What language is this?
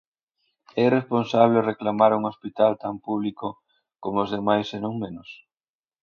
Galician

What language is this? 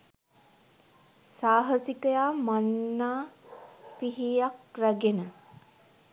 Sinhala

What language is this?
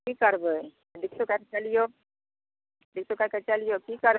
Maithili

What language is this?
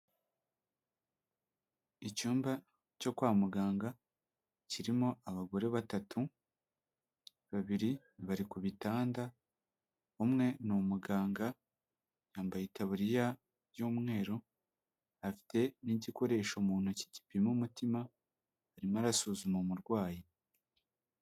Kinyarwanda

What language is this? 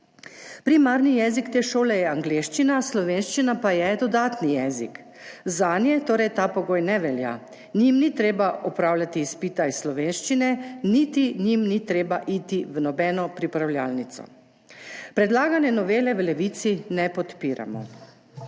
Slovenian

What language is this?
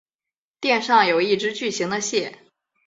Chinese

